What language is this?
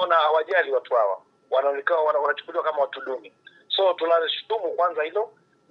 Swahili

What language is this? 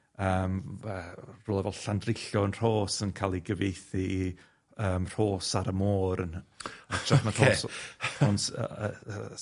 Welsh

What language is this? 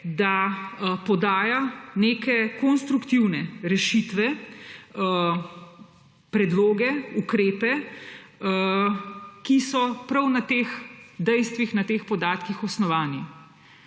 Slovenian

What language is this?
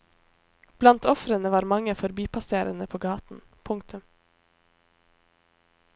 Norwegian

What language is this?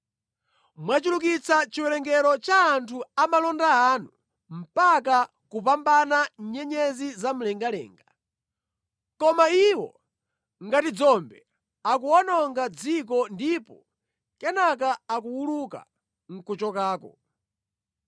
Nyanja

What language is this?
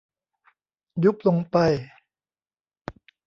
Thai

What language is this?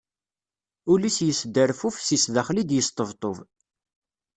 Kabyle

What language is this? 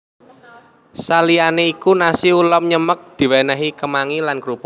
Javanese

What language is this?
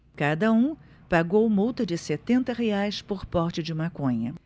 Portuguese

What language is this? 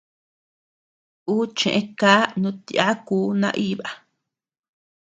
Tepeuxila Cuicatec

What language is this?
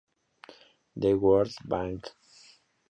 Spanish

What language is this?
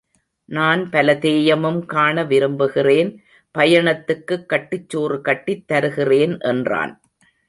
Tamil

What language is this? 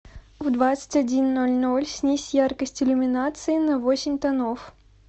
Russian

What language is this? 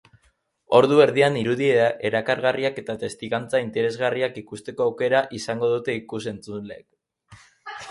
Basque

